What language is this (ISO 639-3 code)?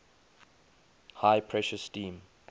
eng